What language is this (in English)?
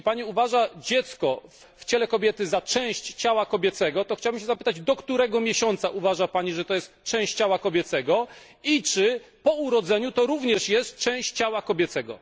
Polish